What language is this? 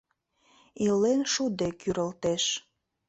Mari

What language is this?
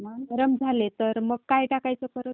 Marathi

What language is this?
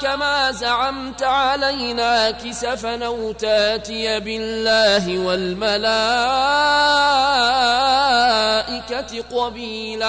Arabic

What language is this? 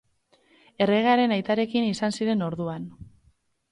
Basque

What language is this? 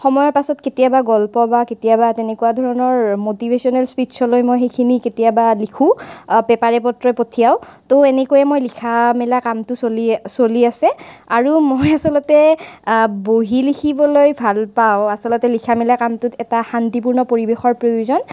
Assamese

